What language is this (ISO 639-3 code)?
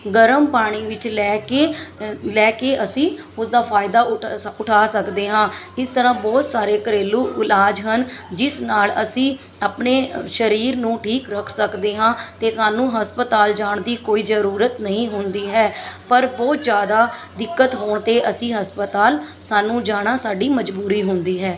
pan